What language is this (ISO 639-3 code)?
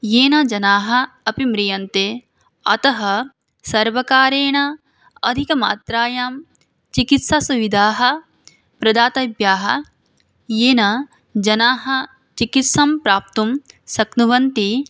san